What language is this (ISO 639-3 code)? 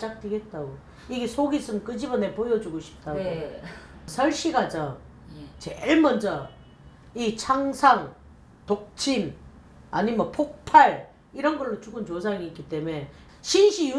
kor